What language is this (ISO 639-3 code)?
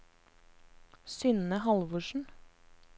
nor